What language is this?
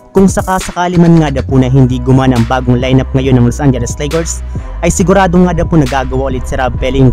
Filipino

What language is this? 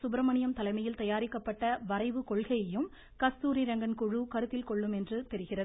Tamil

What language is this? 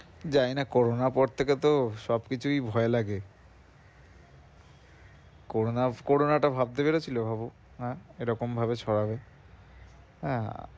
Bangla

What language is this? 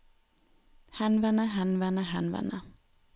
Norwegian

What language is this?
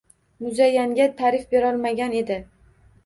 Uzbek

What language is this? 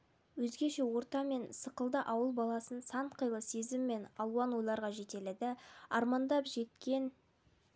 Kazakh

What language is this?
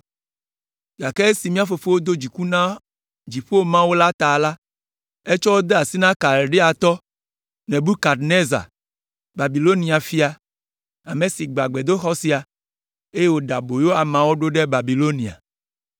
Ewe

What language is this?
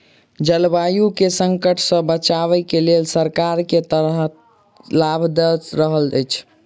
Maithili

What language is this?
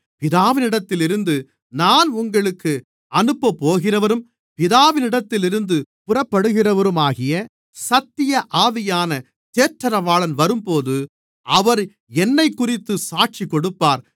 Tamil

